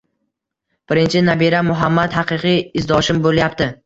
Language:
Uzbek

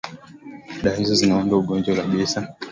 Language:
Swahili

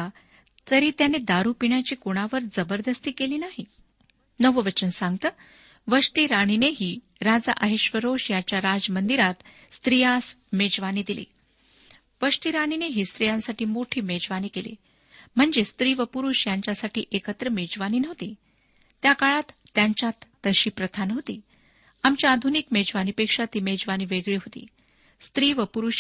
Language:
Marathi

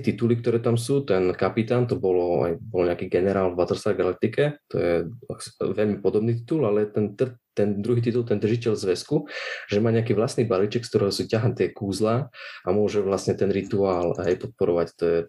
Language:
Slovak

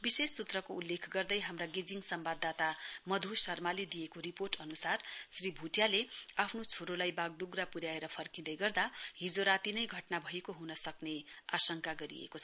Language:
Nepali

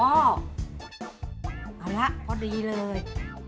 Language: Thai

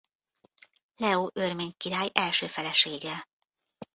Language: Hungarian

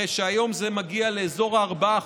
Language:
Hebrew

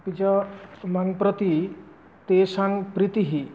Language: Sanskrit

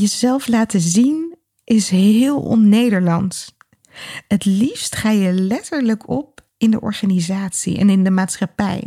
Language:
Dutch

